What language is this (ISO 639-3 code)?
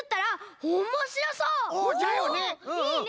jpn